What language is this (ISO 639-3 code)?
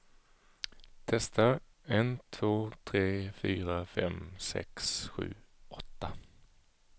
swe